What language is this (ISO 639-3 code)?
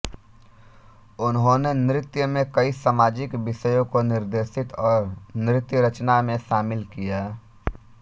hin